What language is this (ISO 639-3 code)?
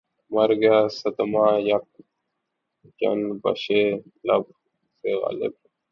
urd